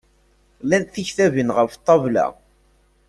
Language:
Kabyle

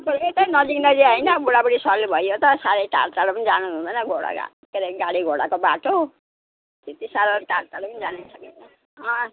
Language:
Nepali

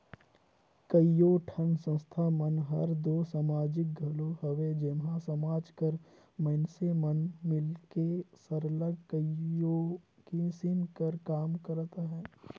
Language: Chhattisgarhi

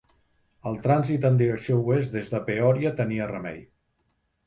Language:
Catalan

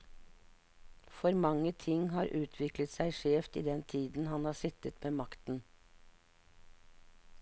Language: Norwegian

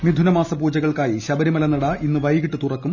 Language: Malayalam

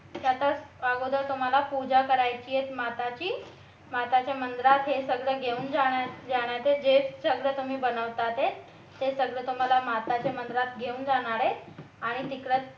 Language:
Marathi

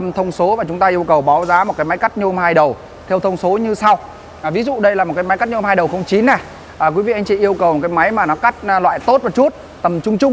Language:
Vietnamese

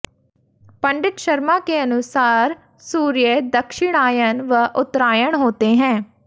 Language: Hindi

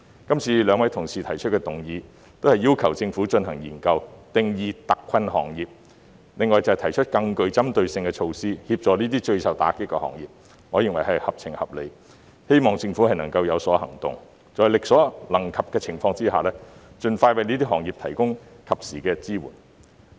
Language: Cantonese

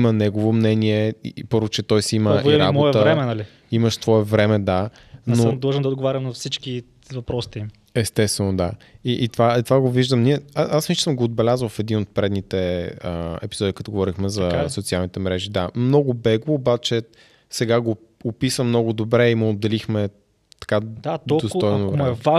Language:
Bulgarian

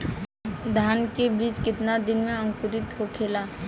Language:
Bhojpuri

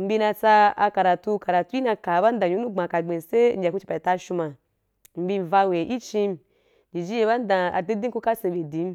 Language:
Wapan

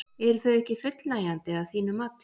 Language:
Icelandic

